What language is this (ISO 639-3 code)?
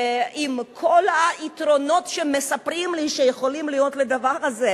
heb